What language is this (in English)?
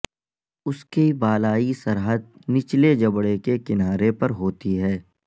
Urdu